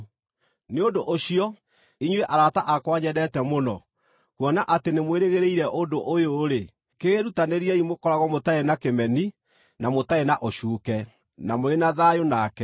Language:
Kikuyu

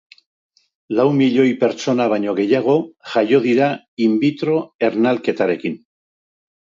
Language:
Basque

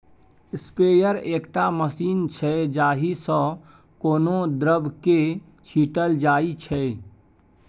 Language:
Maithili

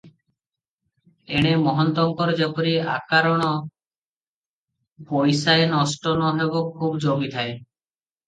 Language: Odia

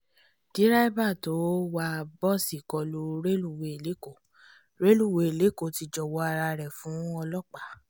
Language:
Yoruba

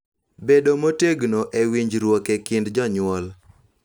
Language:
Luo (Kenya and Tanzania)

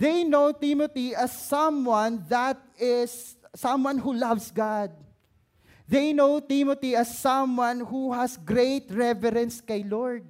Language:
Filipino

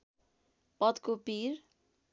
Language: Nepali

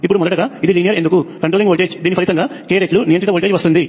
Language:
Telugu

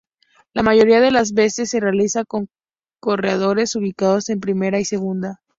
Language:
Spanish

